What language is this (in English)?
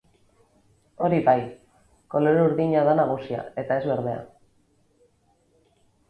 Basque